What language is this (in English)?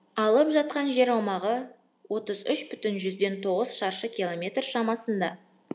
Kazakh